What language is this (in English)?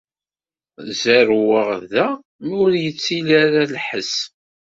Kabyle